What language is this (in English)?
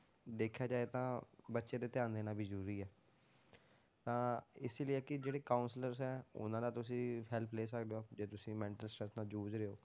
Punjabi